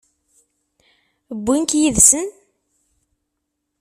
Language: Kabyle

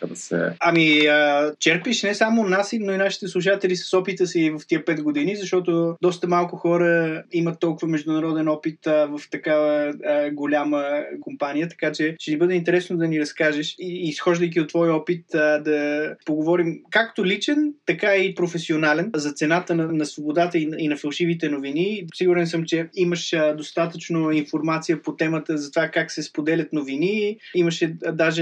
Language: Bulgarian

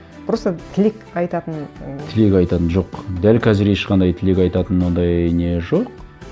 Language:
Kazakh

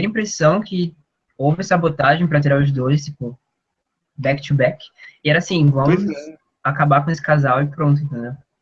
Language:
Portuguese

